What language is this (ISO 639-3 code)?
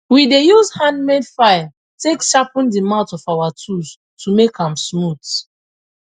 pcm